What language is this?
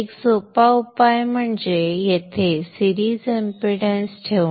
Marathi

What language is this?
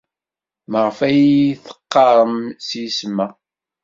Kabyle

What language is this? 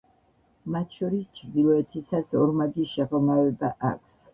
Georgian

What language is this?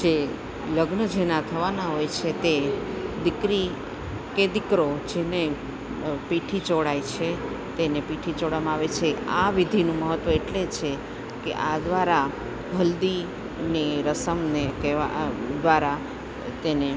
Gujarati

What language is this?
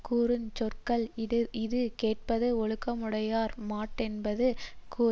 Tamil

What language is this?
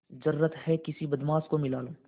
Hindi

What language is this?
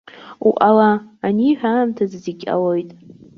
Abkhazian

